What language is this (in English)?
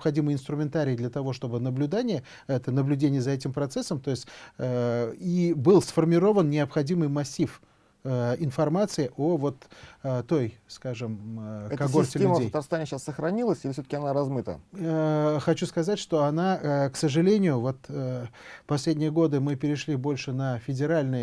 Russian